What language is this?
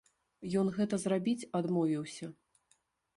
Belarusian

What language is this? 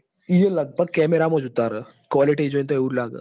Gujarati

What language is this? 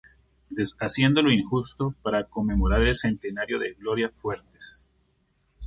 Spanish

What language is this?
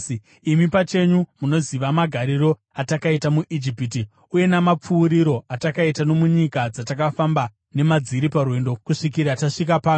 Shona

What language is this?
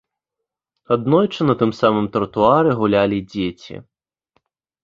Belarusian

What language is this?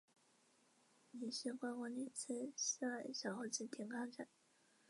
Chinese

